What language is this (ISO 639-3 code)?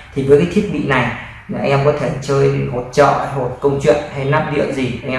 vie